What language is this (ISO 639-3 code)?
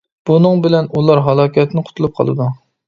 uig